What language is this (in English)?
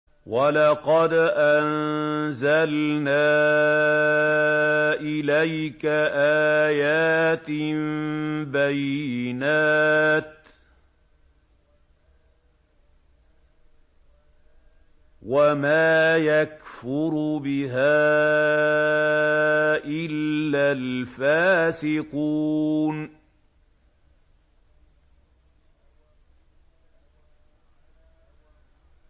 Arabic